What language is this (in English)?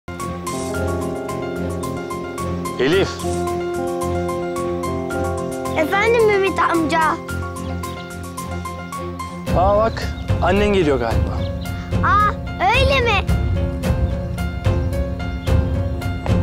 Turkish